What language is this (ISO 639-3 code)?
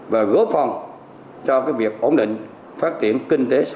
vie